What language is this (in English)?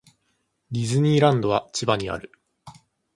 Japanese